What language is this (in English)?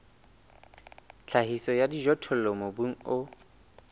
Southern Sotho